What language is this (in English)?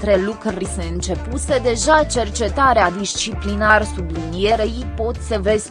Romanian